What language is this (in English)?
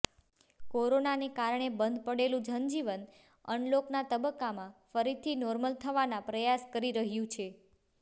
Gujarati